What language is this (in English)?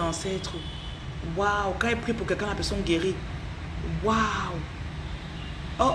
French